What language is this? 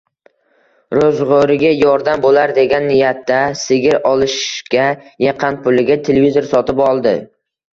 Uzbek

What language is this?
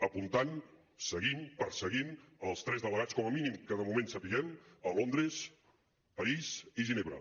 Catalan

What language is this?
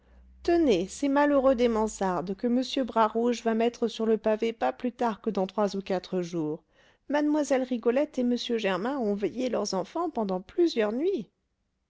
French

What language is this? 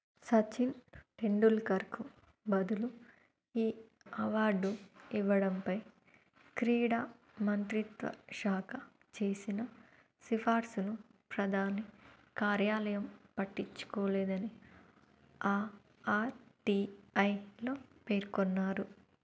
Telugu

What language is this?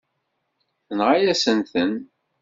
Kabyle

